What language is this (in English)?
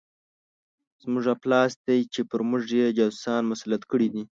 Pashto